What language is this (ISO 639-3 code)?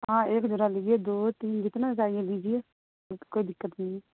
urd